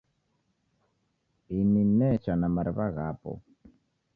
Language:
Taita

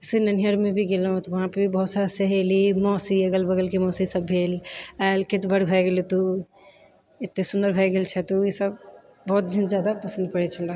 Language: Maithili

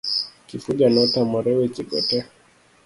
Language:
Luo (Kenya and Tanzania)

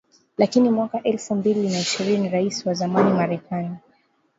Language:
Swahili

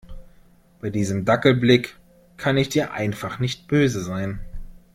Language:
German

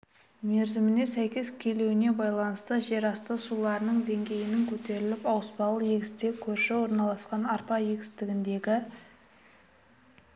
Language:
Kazakh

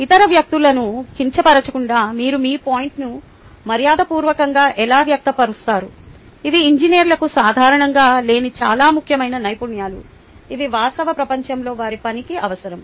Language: Telugu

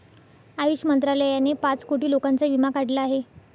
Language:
Marathi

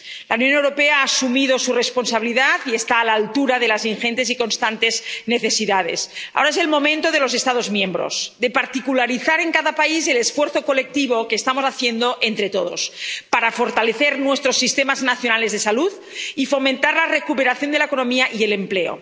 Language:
Spanish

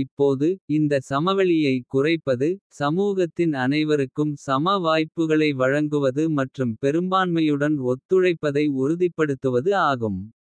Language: Kota (India)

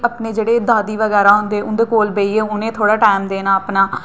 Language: Dogri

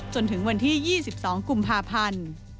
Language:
Thai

